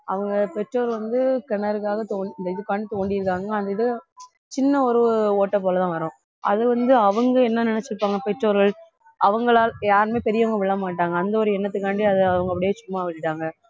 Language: Tamil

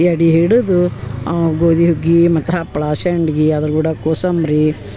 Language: Kannada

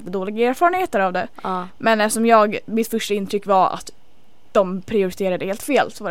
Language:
Swedish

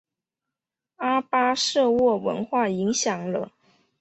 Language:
Chinese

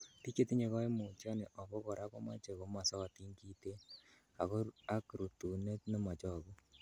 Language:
Kalenjin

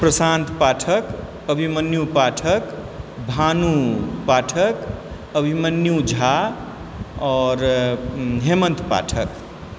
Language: Maithili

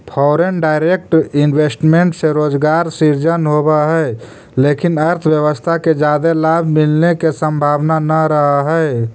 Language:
Magahi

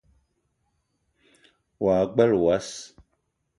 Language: Eton (Cameroon)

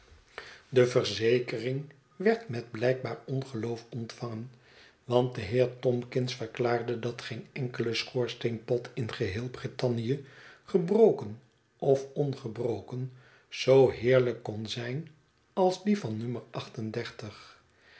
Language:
Dutch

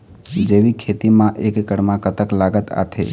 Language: Chhattisgarhi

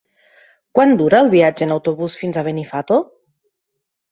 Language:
Catalan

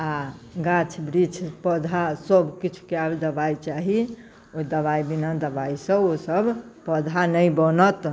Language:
Maithili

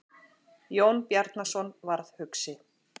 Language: Icelandic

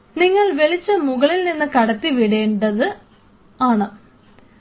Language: Malayalam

